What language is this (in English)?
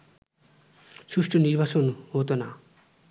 Bangla